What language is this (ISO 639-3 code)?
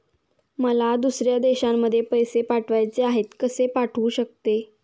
mar